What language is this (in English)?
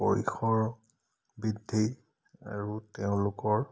Assamese